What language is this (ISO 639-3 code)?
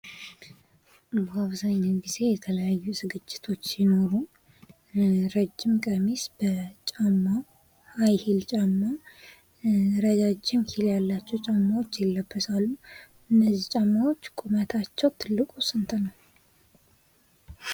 amh